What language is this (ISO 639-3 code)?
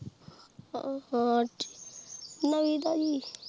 pan